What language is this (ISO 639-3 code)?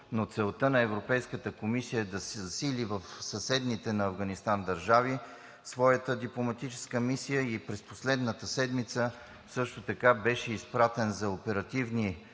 bul